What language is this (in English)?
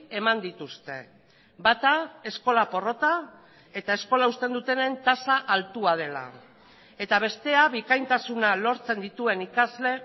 Basque